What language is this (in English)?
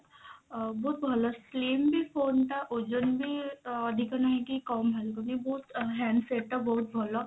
Odia